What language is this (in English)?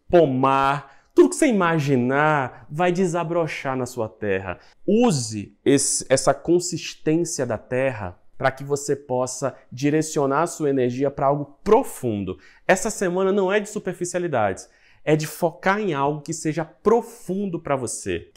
Portuguese